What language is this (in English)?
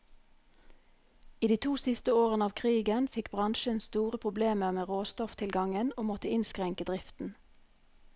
Norwegian